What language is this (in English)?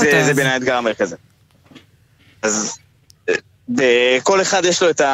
Hebrew